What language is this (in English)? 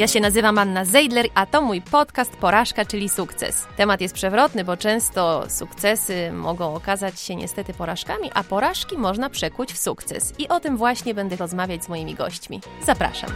Polish